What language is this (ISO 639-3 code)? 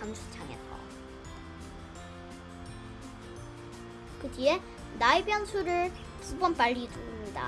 kor